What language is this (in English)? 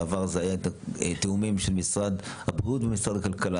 Hebrew